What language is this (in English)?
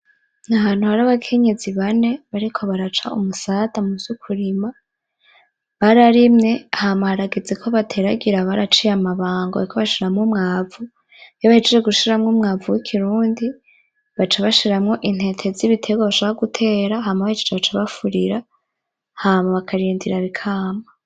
Rundi